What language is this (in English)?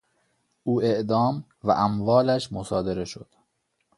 Persian